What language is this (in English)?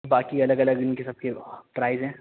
Urdu